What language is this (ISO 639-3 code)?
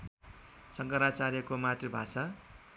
nep